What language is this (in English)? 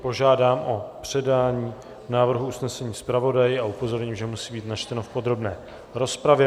Czech